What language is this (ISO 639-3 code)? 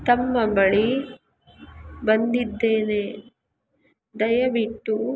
kan